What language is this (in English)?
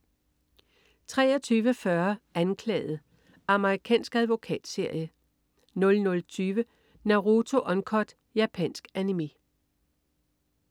Danish